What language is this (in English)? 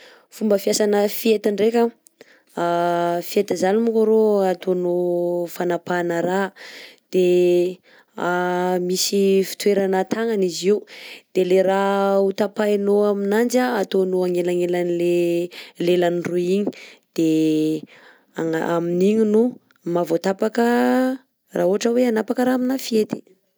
Southern Betsimisaraka Malagasy